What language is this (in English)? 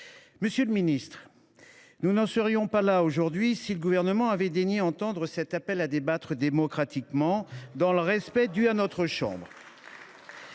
French